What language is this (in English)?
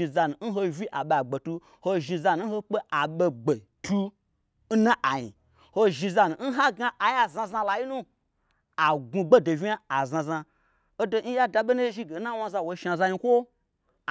Gbagyi